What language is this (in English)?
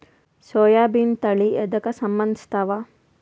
Kannada